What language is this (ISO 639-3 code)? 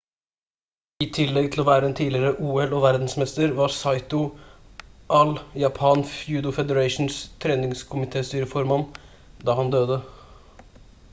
nob